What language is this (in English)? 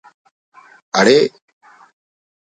Brahui